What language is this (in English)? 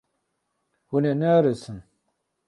Kurdish